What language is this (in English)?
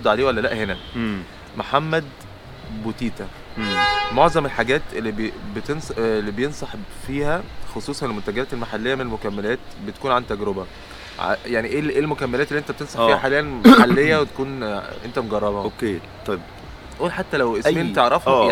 Arabic